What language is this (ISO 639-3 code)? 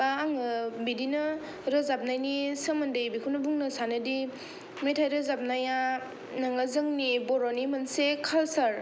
brx